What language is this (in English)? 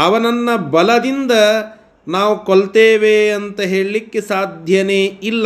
Kannada